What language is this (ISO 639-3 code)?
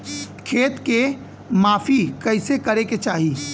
bho